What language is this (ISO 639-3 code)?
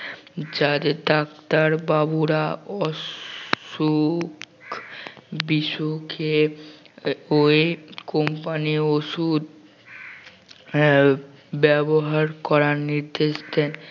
ben